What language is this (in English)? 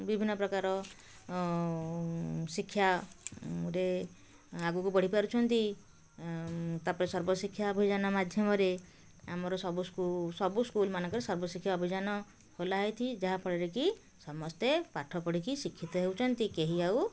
Odia